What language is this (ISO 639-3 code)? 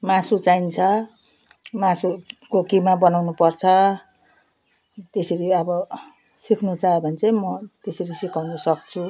nep